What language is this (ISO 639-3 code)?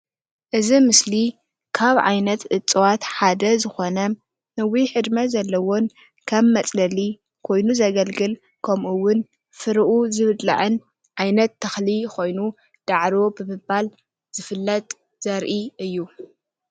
tir